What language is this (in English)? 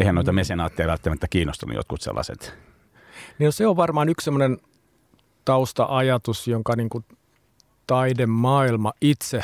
Finnish